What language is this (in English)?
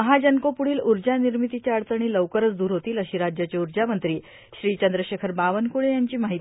Marathi